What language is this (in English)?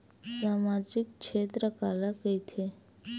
Chhattisgarhi